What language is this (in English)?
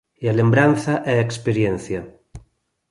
Galician